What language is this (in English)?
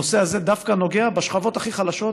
Hebrew